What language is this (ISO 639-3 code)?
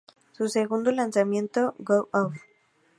spa